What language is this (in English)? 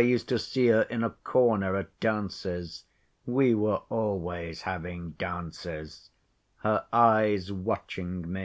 English